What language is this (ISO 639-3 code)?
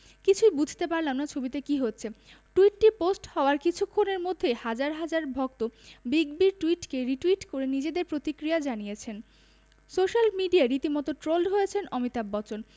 ben